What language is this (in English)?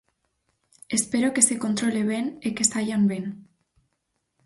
Galician